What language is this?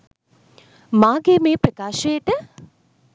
Sinhala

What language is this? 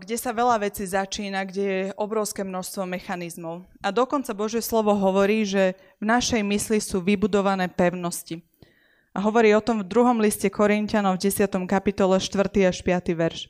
Slovak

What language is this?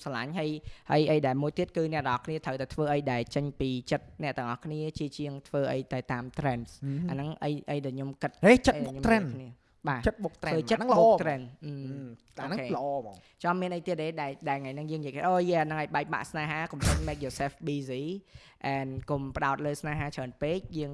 Vietnamese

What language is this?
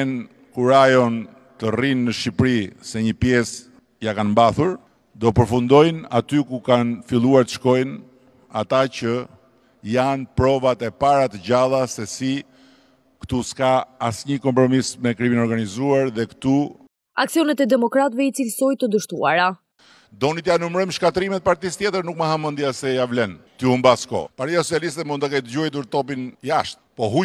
Romanian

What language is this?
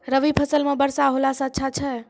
Maithili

